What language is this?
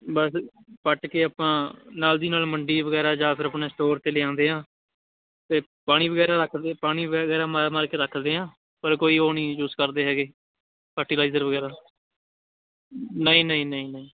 Punjabi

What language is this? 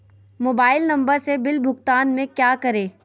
Magahi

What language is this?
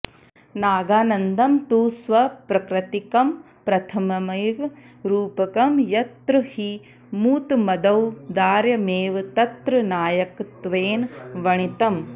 Sanskrit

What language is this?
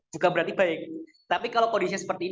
Indonesian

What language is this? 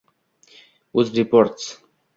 Uzbek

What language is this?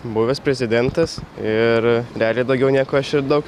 Lithuanian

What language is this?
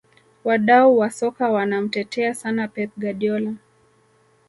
Swahili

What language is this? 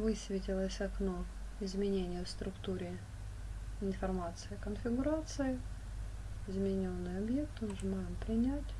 Russian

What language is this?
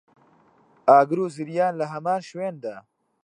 Central Kurdish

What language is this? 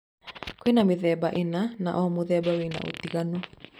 Kikuyu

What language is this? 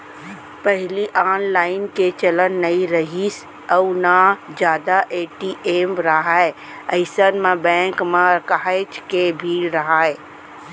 Chhattisgarhi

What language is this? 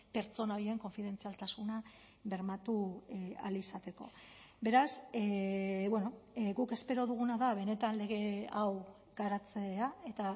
Basque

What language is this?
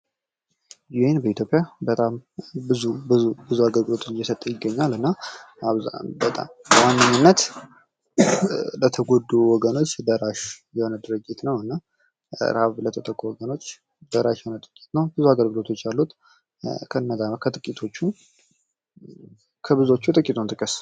Amharic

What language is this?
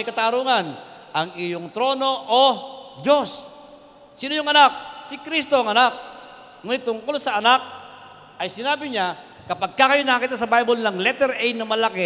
Filipino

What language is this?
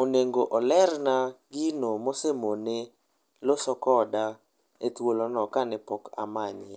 Luo (Kenya and Tanzania)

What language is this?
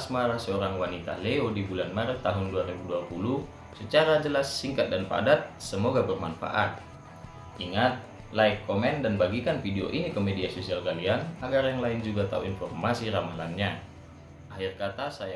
Indonesian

